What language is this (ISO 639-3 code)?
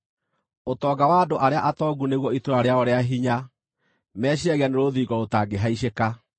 kik